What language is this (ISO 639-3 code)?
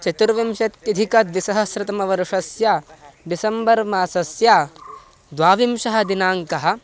san